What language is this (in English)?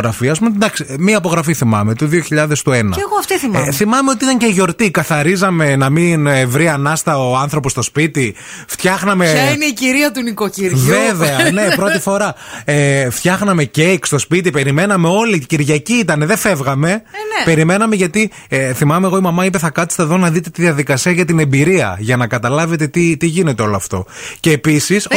Greek